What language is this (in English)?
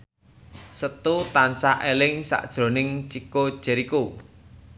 Javanese